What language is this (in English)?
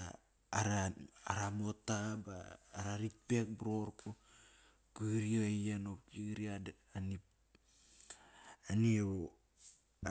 Kairak